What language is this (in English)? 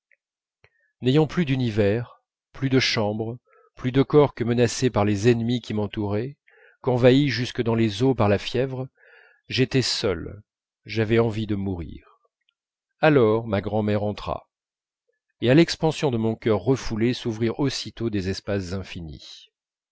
French